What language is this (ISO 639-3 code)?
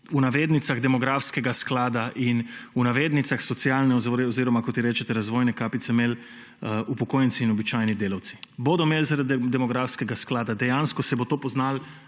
slv